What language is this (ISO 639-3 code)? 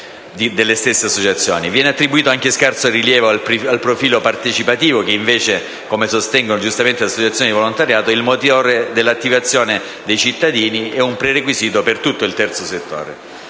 ita